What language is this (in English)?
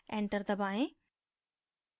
Hindi